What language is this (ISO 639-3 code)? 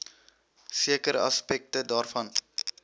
afr